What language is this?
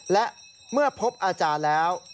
Thai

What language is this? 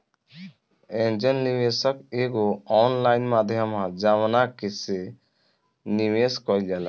Bhojpuri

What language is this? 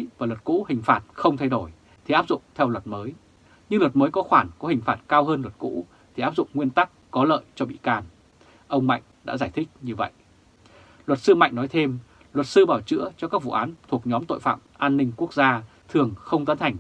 Vietnamese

